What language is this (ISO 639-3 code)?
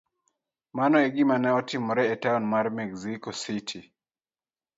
luo